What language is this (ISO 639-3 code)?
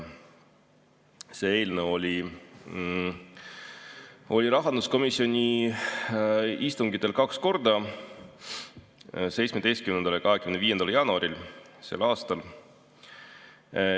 est